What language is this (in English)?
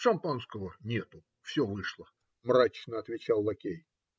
Russian